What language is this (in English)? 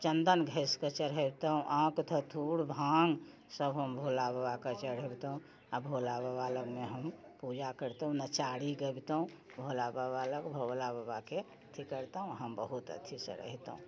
Maithili